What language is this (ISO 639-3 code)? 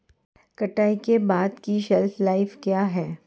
hin